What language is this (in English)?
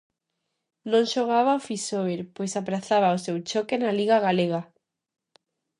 Galician